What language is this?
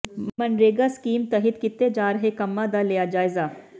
Punjabi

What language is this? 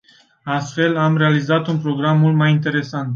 Romanian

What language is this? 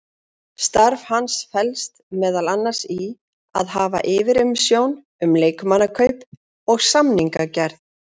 Icelandic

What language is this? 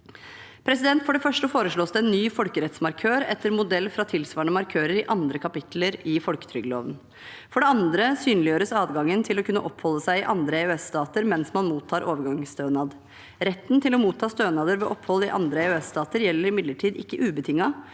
Norwegian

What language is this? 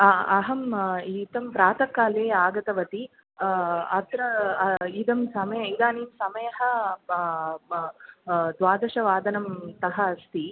Sanskrit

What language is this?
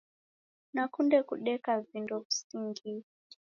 Taita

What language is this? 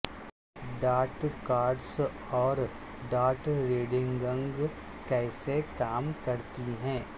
Urdu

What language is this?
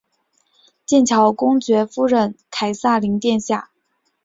Chinese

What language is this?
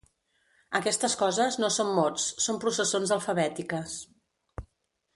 Catalan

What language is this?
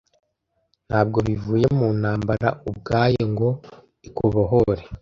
Kinyarwanda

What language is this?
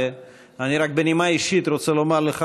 Hebrew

